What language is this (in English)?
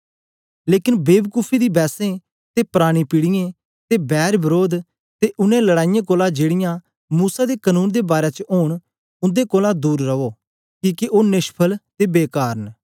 Dogri